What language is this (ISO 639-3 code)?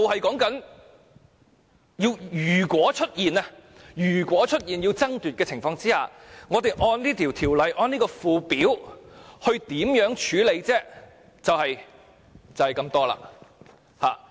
yue